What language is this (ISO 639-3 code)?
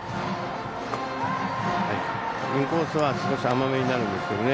jpn